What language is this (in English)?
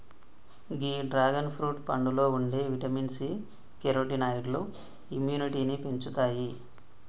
Telugu